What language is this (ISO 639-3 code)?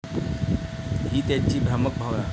mar